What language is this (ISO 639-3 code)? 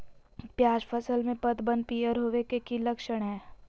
mag